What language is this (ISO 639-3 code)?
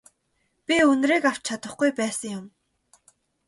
mon